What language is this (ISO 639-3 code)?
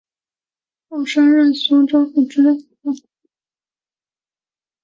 zho